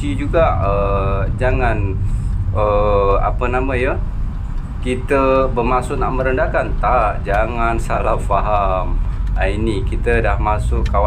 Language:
Malay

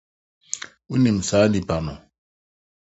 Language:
Akan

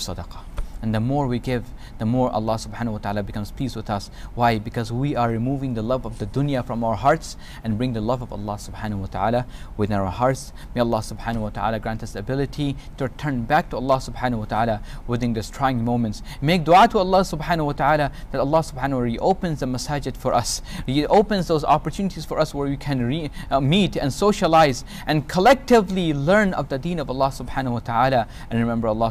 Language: English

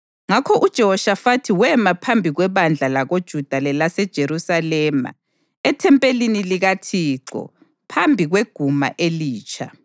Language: North Ndebele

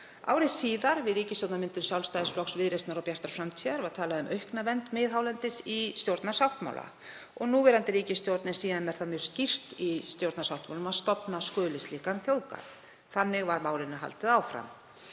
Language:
Icelandic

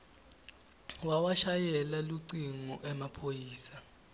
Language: Swati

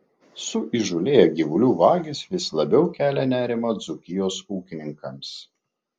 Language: Lithuanian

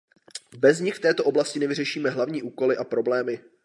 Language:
Czech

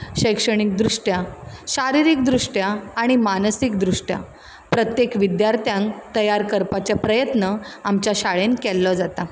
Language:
Konkani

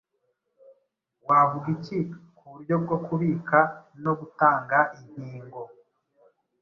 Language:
Kinyarwanda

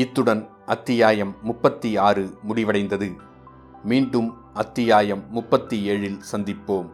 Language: Tamil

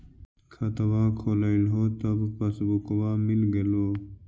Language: Magahi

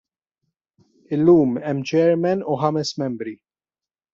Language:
Maltese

